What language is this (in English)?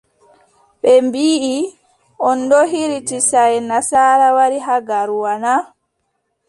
Adamawa Fulfulde